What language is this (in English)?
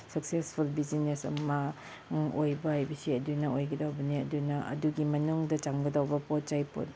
Manipuri